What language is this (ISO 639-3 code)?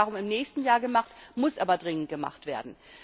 deu